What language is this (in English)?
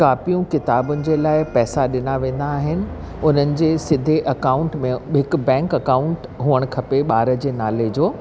Sindhi